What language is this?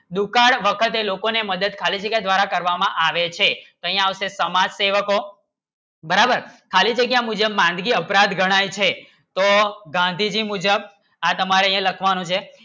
Gujarati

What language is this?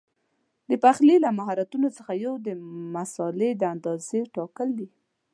Pashto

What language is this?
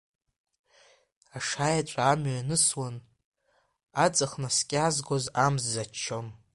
Abkhazian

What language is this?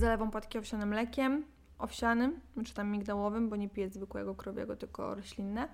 Polish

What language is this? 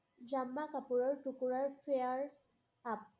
Assamese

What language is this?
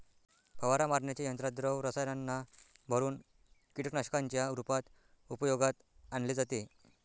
Marathi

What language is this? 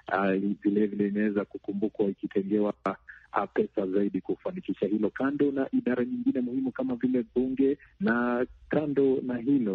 Swahili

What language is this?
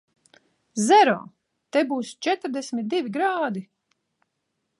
Latvian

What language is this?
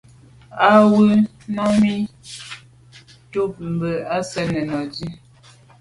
Medumba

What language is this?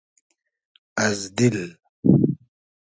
Hazaragi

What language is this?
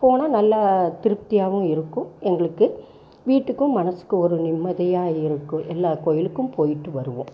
Tamil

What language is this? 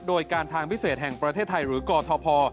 Thai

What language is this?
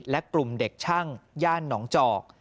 Thai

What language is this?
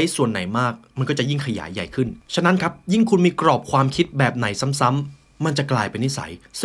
Thai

